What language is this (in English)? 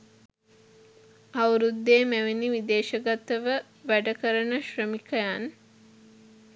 Sinhala